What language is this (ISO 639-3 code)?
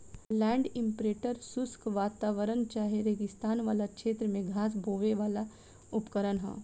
bho